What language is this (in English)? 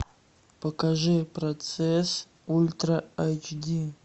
Russian